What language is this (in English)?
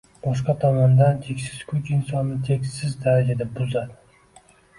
Uzbek